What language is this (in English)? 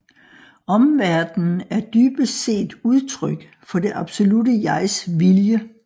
Danish